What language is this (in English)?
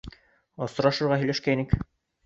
Bashkir